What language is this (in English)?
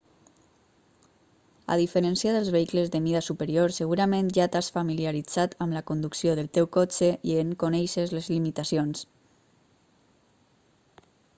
Catalan